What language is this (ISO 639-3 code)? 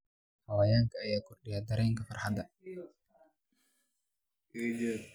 som